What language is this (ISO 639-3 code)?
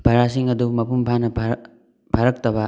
mni